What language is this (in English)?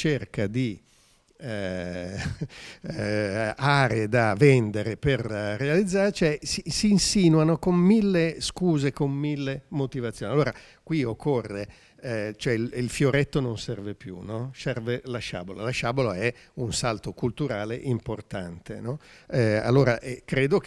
Italian